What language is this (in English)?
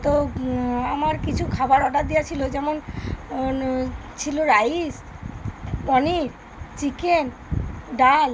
Bangla